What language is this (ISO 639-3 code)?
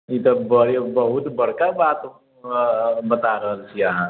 mai